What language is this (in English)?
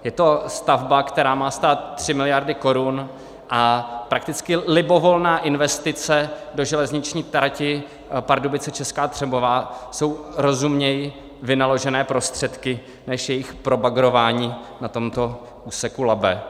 Czech